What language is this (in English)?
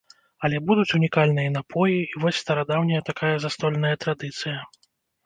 Belarusian